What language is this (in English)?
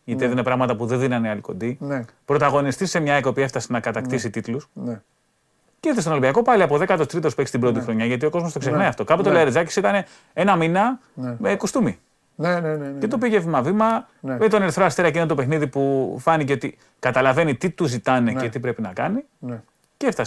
Greek